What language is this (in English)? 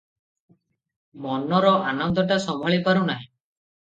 Odia